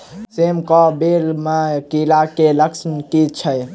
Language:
Maithili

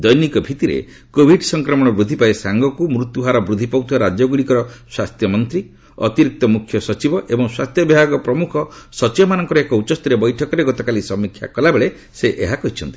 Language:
Odia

